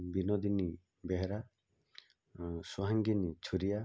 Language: Odia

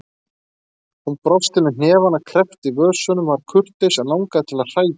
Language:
Icelandic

